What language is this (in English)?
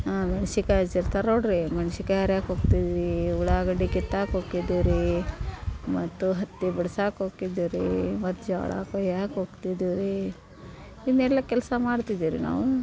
Kannada